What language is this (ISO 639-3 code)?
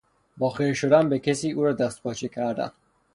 fas